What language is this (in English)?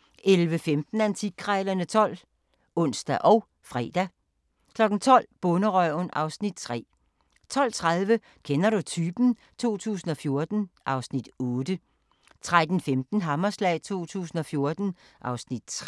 Danish